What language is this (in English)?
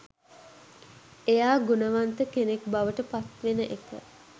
Sinhala